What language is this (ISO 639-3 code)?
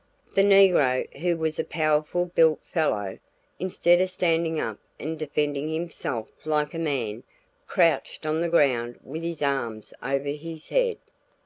eng